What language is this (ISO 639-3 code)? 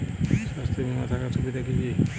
ben